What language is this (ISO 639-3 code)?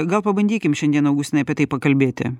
lit